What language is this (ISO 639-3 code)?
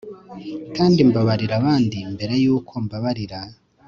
kin